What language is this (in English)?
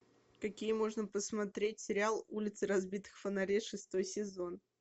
Russian